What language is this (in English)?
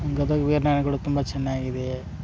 Kannada